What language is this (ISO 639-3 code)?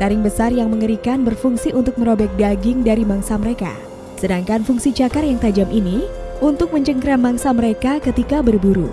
ind